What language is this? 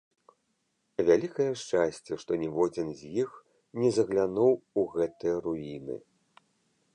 Belarusian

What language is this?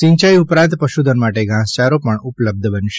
Gujarati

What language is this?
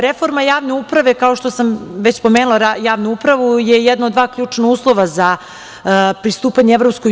Serbian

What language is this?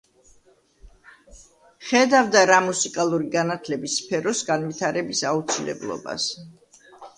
Georgian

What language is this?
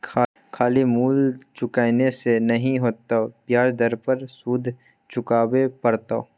Maithili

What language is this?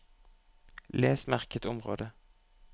Norwegian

